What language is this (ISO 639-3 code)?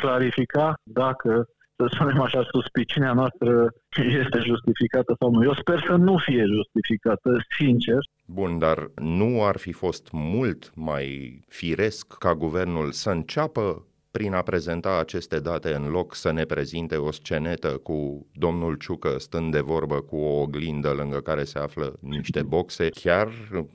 ron